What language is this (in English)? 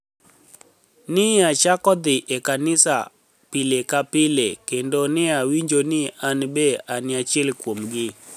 Luo (Kenya and Tanzania)